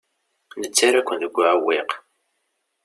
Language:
Kabyle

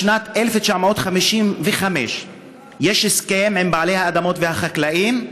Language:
Hebrew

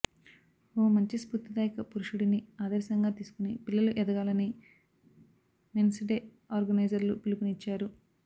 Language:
Telugu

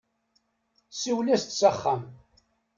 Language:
Kabyle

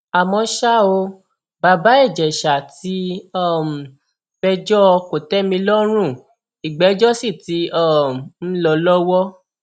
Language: Yoruba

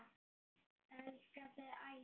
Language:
Icelandic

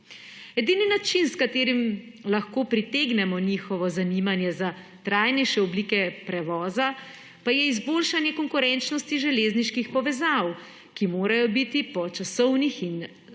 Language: Slovenian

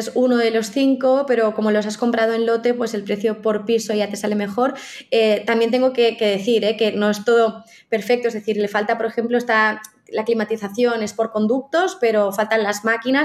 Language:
Spanish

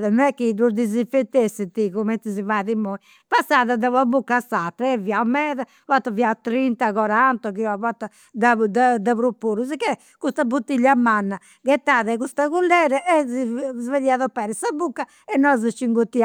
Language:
Campidanese Sardinian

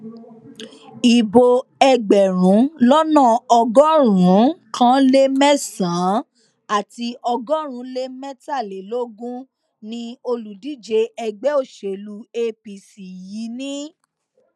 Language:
Yoruba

